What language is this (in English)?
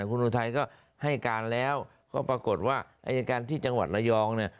Thai